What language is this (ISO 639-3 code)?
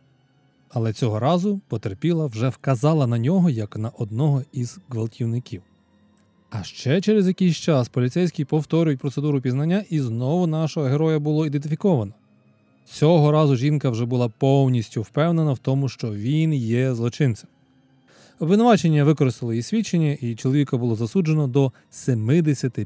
ukr